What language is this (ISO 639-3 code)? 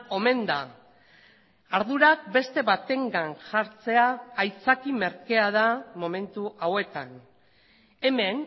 eus